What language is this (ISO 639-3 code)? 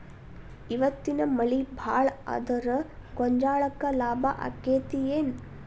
kan